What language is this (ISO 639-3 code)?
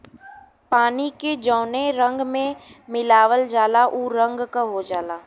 bho